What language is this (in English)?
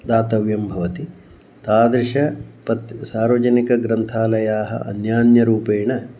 Sanskrit